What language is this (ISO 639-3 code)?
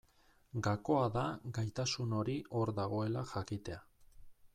eus